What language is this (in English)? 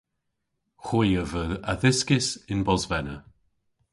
Cornish